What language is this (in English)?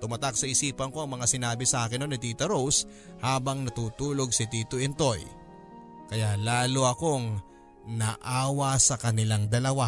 Filipino